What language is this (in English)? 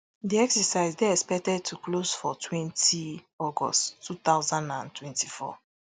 Nigerian Pidgin